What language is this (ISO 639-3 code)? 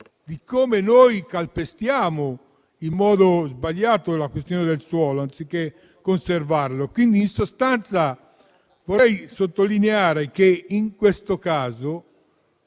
ita